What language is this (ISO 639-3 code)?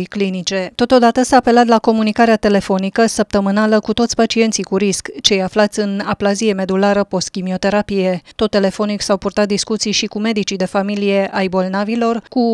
ron